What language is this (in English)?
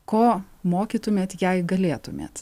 Lithuanian